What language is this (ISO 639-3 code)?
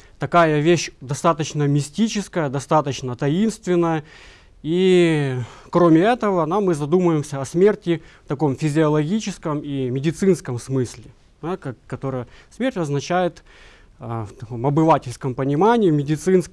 rus